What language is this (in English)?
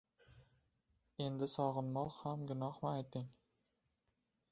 Uzbek